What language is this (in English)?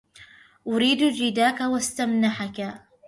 Arabic